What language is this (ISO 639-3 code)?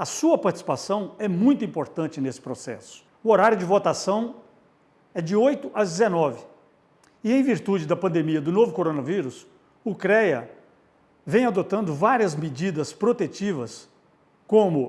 por